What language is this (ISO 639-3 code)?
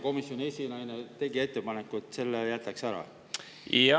est